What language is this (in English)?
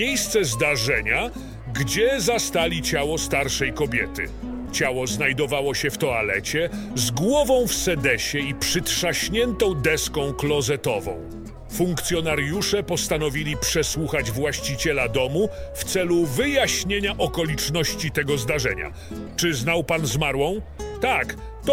Polish